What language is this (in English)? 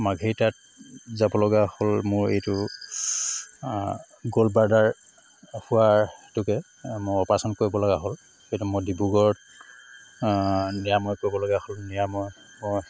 Assamese